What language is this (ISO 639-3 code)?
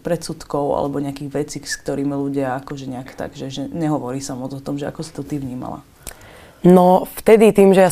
slk